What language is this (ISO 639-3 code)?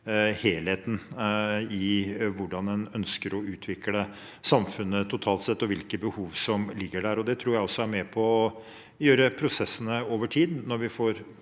nor